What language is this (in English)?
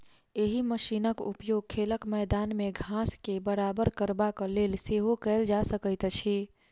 Maithili